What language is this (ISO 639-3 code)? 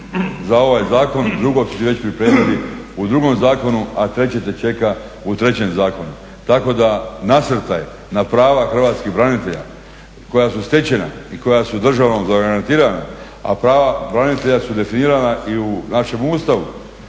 hrv